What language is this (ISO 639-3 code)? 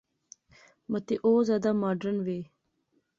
phr